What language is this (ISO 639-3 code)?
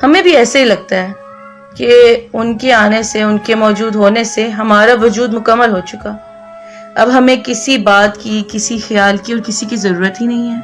urd